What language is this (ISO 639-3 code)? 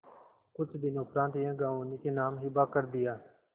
hin